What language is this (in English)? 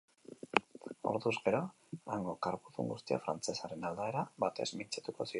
Basque